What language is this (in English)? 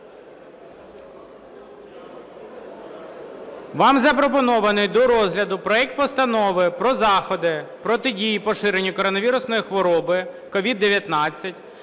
Ukrainian